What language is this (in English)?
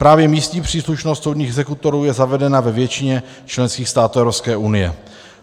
Czech